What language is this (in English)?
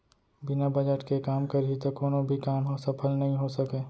Chhattisgarhi